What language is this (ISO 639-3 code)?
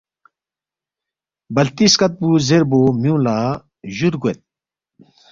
bft